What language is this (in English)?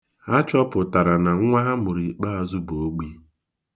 Igbo